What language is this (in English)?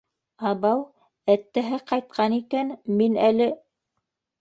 Bashkir